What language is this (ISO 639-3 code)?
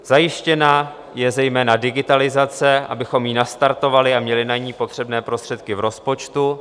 ces